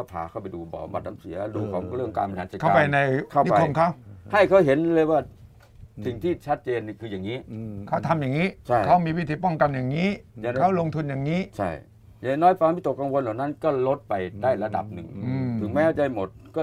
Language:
Thai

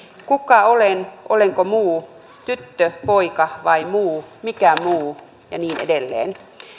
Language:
Finnish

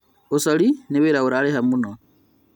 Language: Kikuyu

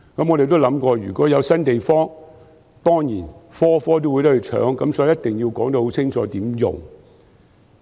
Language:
Cantonese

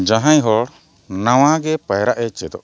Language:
Santali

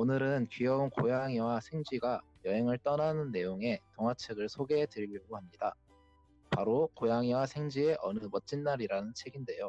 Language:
Korean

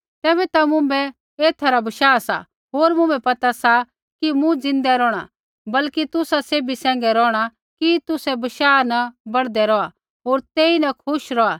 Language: Kullu Pahari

